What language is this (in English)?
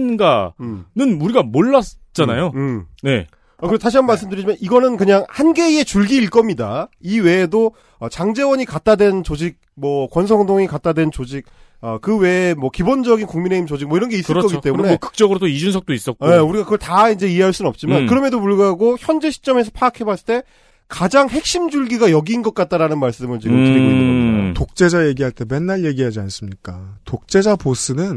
Korean